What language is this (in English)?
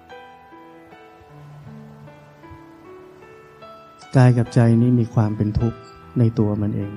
Thai